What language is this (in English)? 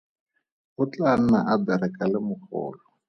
Tswana